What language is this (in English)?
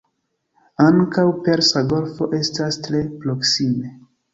Esperanto